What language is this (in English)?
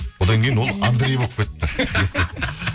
Kazakh